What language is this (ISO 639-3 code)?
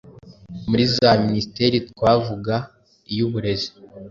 kin